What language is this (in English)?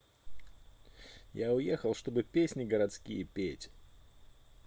Russian